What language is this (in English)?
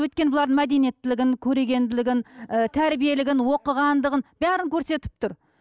Kazakh